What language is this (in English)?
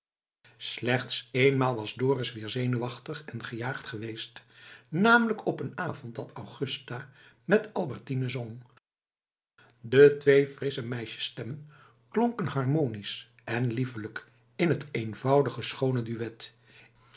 Dutch